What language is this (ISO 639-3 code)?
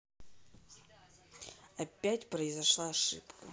rus